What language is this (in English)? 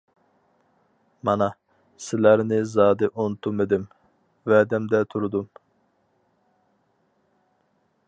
Uyghur